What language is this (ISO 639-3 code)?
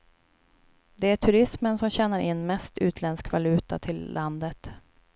swe